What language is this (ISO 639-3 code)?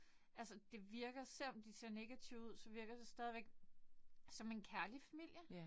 dan